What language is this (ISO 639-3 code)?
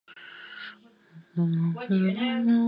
zho